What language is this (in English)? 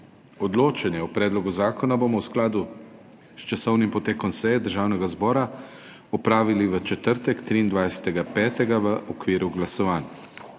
Slovenian